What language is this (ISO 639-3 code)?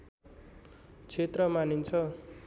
nep